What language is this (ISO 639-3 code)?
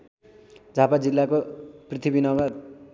nep